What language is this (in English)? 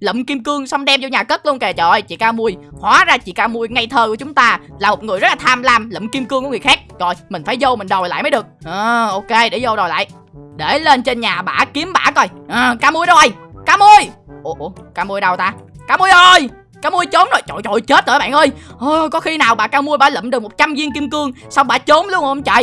Vietnamese